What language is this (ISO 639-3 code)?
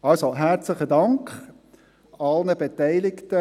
gsw